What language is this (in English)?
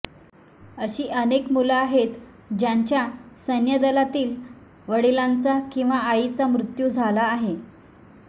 Marathi